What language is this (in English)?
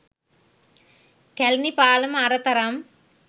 Sinhala